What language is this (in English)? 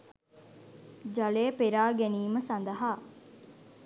Sinhala